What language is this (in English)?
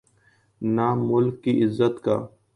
Urdu